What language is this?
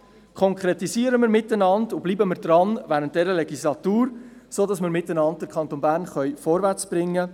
Swiss German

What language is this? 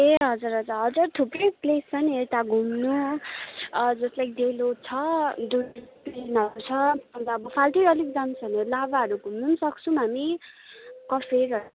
Nepali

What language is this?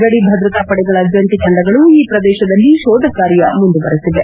Kannada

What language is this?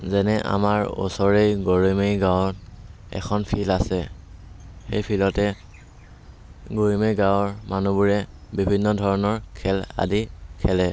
Assamese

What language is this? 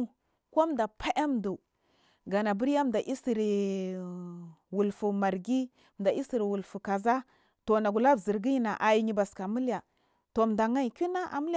Marghi South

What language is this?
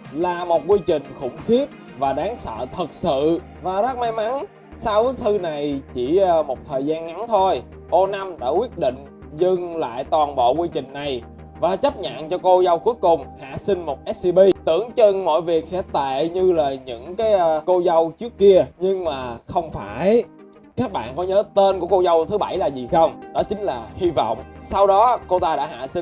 Vietnamese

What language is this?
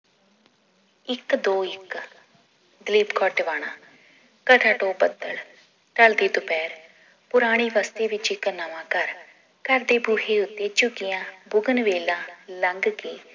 Punjabi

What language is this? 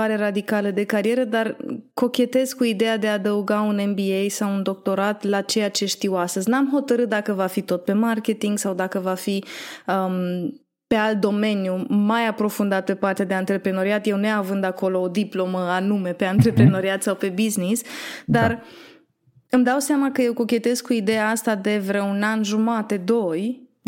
Romanian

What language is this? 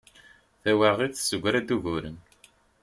Kabyle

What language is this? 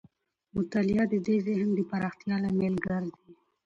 Pashto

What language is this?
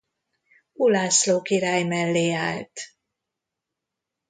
Hungarian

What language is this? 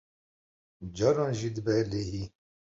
Kurdish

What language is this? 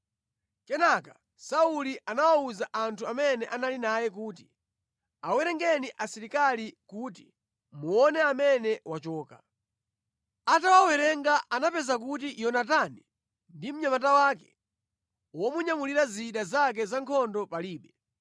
Nyanja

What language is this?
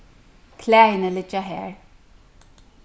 Faroese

